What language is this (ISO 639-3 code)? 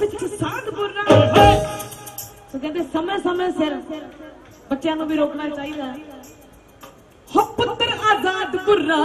pan